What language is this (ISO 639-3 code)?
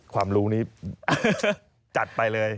tha